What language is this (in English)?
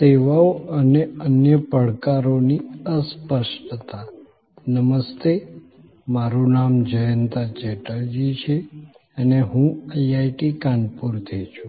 Gujarati